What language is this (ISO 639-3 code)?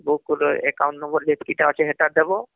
ori